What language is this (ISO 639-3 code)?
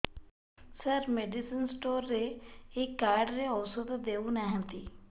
ori